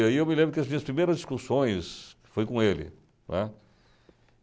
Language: Portuguese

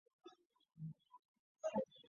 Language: Chinese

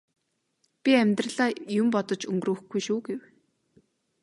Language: Mongolian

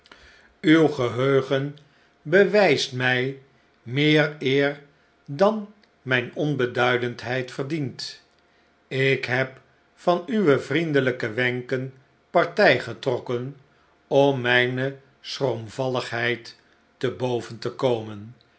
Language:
Dutch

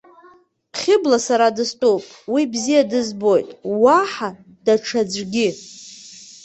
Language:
Abkhazian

